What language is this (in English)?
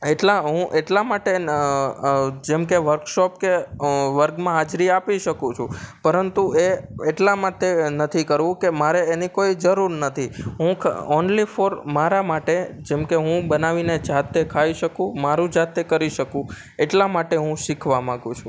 Gujarati